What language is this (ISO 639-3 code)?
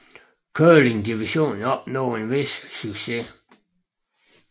dan